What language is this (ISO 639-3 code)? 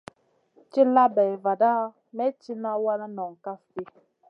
mcn